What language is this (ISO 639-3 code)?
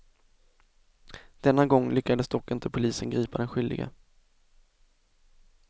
swe